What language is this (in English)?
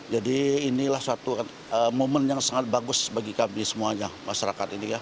Indonesian